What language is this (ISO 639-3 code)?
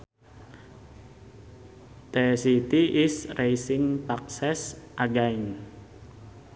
sun